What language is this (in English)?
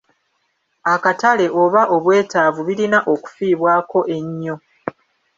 Ganda